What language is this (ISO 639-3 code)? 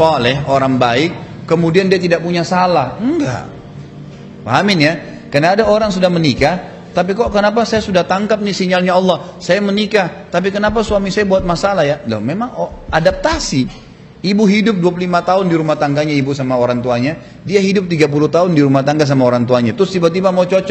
ind